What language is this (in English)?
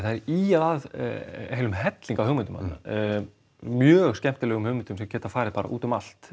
Icelandic